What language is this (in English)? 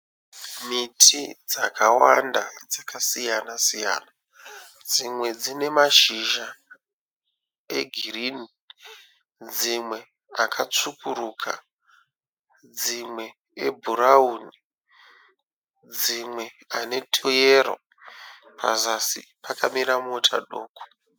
Shona